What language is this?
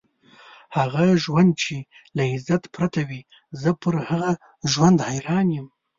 Pashto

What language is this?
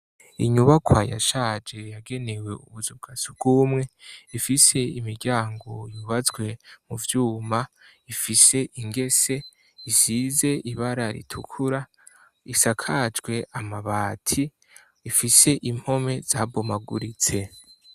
Rundi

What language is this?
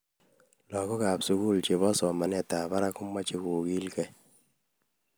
Kalenjin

